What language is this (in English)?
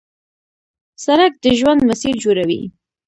Pashto